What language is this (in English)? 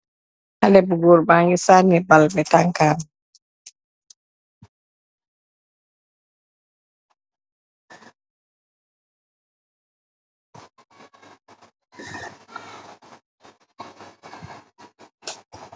Wolof